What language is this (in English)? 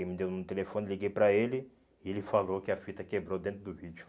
Portuguese